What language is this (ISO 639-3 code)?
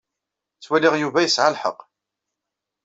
kab